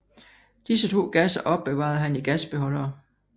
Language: Danish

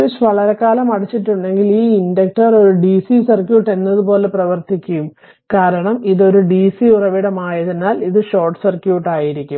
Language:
Malayalam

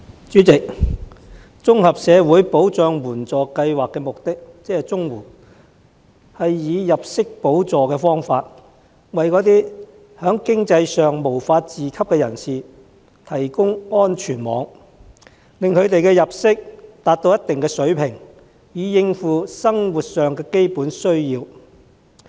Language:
Cantonese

